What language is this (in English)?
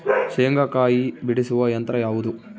Kannada